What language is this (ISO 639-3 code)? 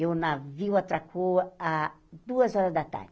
por